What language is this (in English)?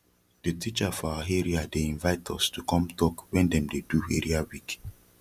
Nigerian Pidgin